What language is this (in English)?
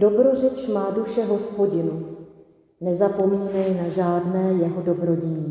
Czech